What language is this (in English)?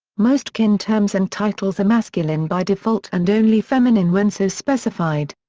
English